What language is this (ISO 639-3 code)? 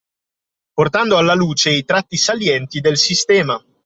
ita